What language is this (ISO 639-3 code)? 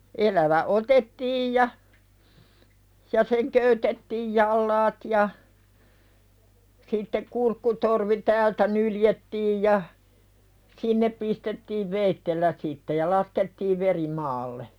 fin